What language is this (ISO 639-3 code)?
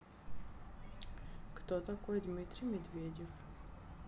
rus